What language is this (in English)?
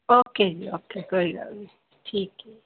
Punjabi